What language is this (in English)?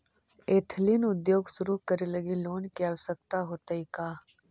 Magahi